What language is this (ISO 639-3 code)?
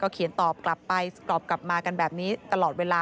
tha